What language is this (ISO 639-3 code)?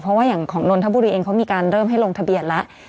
tha